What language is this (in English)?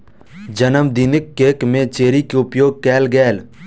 Maithili